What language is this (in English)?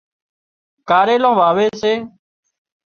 Wadiyara Koli